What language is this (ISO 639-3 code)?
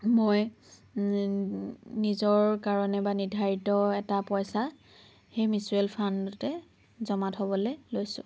asm